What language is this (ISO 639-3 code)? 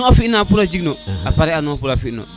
srr